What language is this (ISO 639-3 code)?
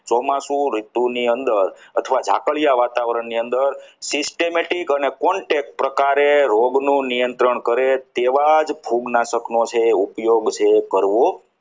guj